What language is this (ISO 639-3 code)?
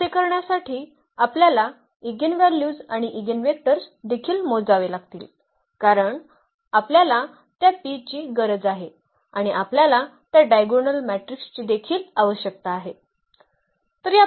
mar